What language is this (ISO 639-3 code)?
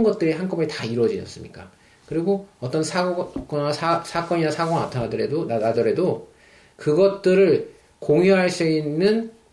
kor